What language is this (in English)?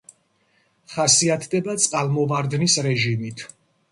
Georgian